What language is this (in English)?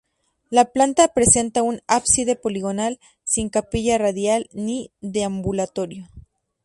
Spanish